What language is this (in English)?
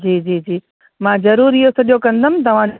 Sindhi